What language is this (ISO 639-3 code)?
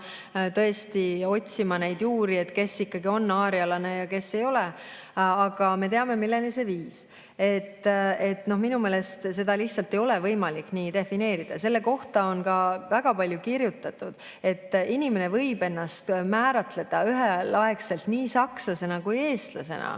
est